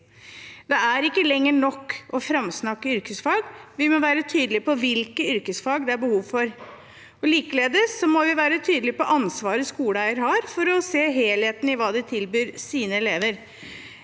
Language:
Norwegian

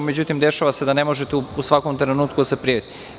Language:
Serbian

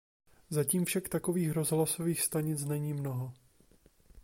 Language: Czech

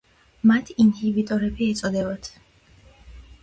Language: Georgian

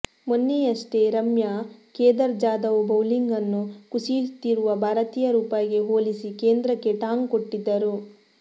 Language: Kannada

